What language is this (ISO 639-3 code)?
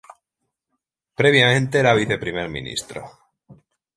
spa